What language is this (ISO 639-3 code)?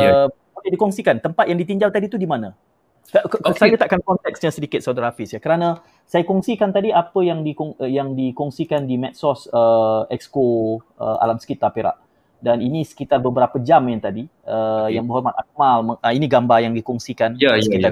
msa